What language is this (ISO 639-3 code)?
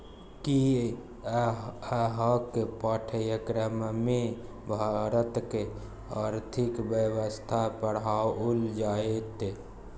mai